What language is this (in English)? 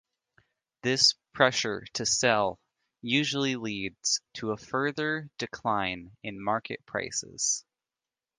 English